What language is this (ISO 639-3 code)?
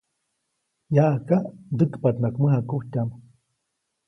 zoc